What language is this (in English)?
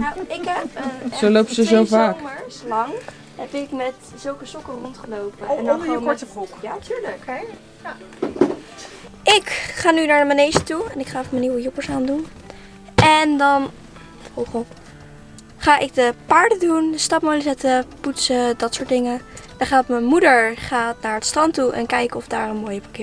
Dutch